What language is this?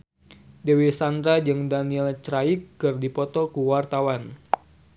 Sundanese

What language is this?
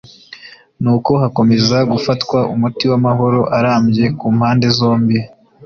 Kinyarwanda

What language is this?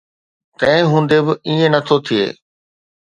Sindhi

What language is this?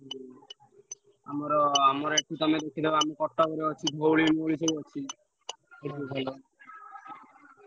Odia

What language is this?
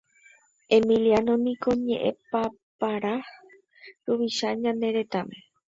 Guarani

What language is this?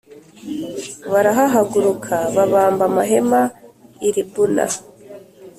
Kinyarwanda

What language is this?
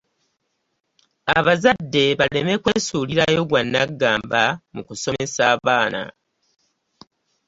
Ganda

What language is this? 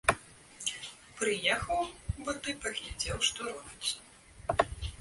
Belarusian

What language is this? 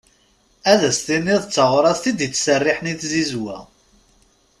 Kabyle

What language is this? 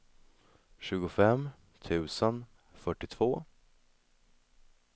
Swedish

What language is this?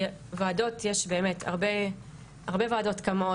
Hebrew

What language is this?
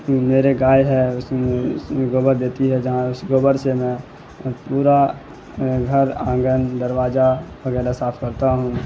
Urdu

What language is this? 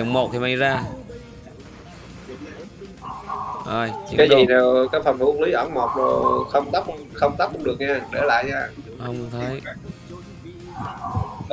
Vietnamese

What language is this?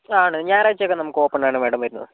Malayalam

